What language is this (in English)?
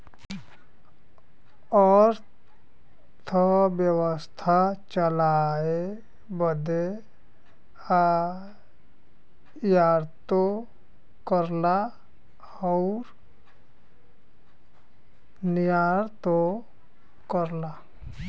Bhojpuri